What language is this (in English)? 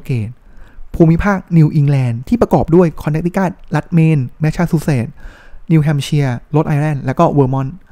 Thai